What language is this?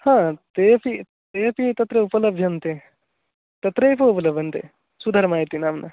Sanskrit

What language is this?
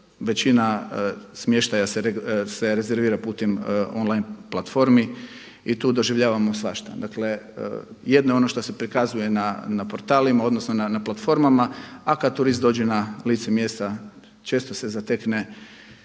Croatian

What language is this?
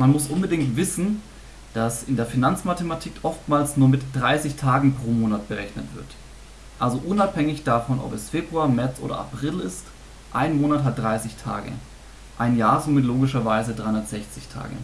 German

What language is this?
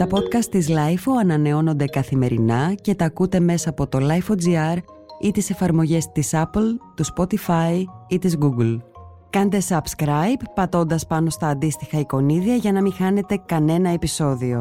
Greek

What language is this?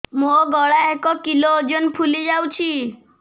Odia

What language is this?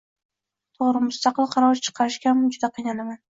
Uzbek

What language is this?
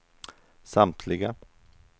Swedish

